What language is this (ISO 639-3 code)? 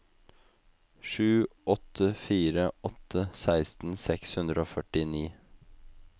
nor